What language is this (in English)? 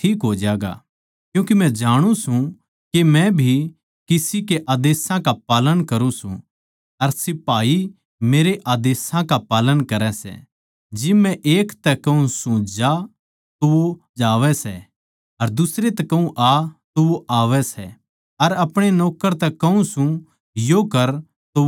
Haryanvi